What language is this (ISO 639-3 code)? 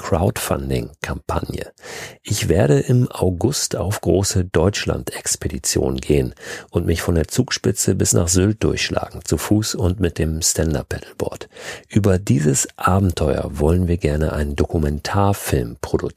deu